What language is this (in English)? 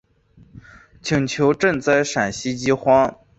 Chinese